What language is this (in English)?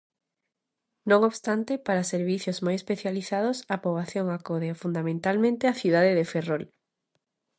Galician